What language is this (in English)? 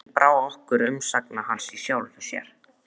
Icelandic